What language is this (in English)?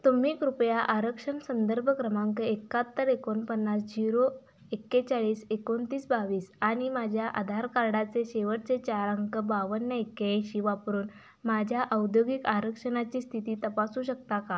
Marathi